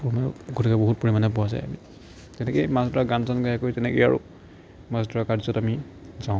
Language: Assamese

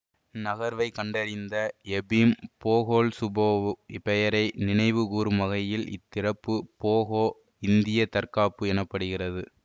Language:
Tamil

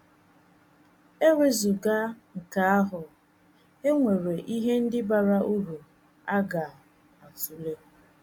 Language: Igbo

